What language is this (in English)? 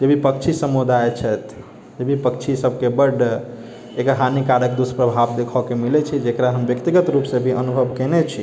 Maithili